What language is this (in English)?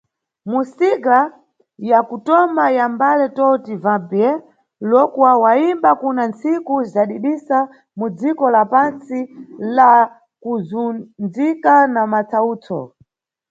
Nyungwe